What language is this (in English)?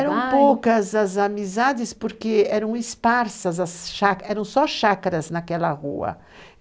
Portuguese